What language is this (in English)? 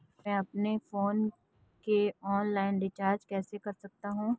Hindi